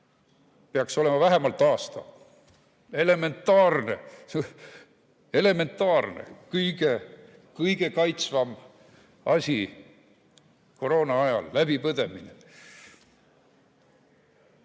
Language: Estonian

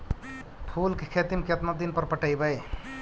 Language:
Magahi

